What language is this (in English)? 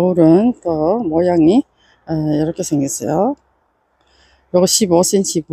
Korean